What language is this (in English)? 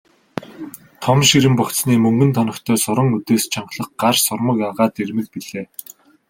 Mongolian